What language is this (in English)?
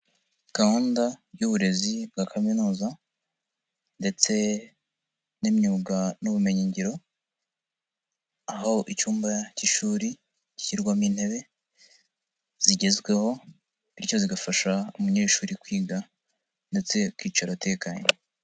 Kinyarwanda